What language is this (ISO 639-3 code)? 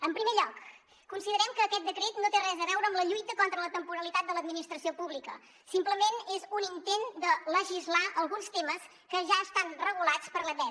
cat